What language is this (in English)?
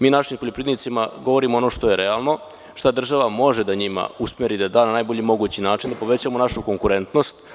Serbian